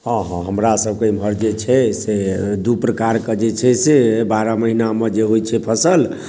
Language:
Maithili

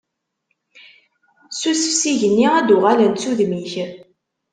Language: Kabyle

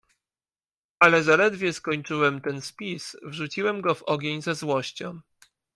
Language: Polish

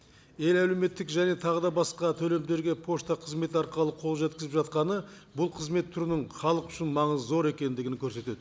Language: Kazakh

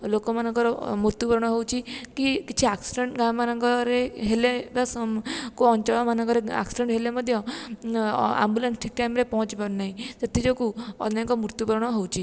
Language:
Odia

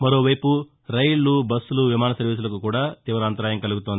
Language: Telugu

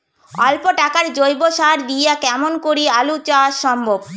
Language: Bangla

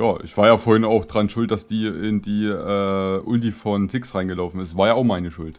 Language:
German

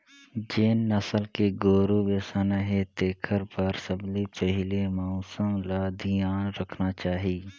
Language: Chhattisgarhi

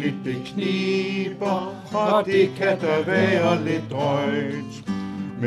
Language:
Danish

